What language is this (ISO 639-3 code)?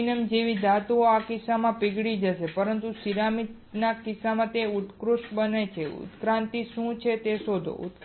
guj